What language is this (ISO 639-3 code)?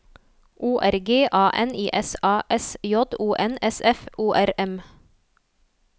nor